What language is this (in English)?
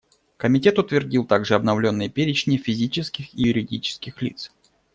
Russian